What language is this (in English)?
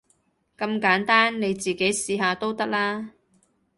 Cantonese